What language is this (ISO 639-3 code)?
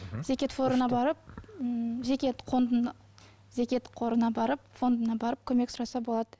kaz